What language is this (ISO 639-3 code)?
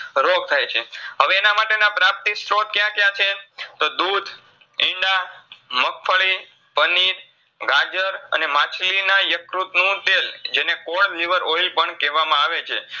guj